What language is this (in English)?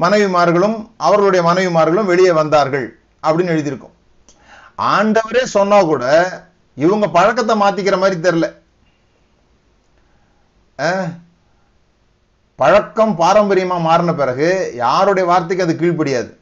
Tamil